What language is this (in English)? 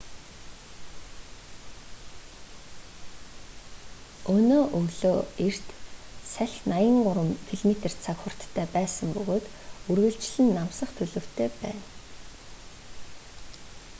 Mongolian